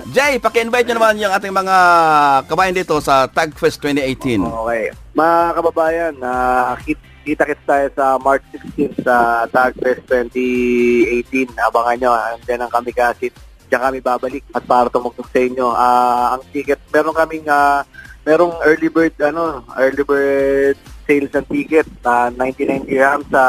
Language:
Filipino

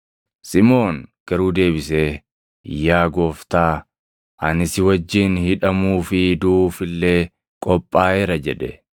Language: Oromo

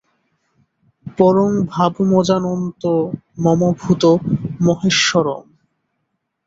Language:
Bangla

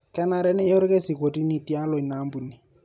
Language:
Masai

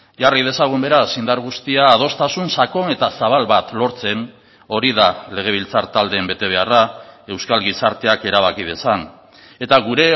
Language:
Basque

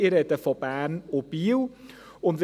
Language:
Swiss German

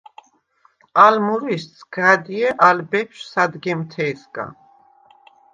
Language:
Svan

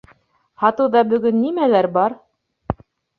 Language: Bashkir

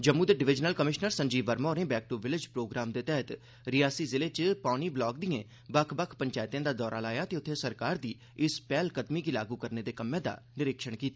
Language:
Dogri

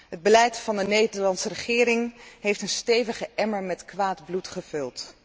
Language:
Dutch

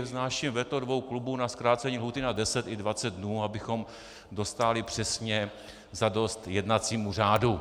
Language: Czech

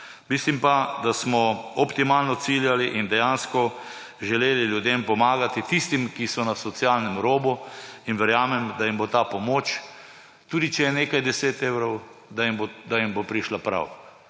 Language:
Slovenian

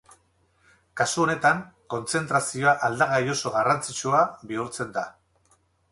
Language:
Basque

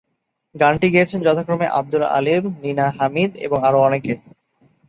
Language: Bangla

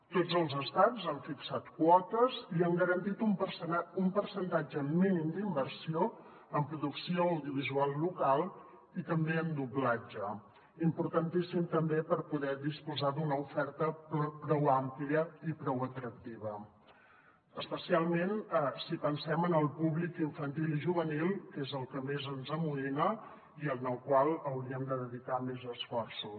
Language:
Catalan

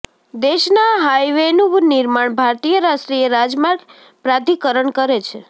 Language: Gujarati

